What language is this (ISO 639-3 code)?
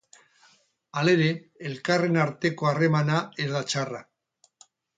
eus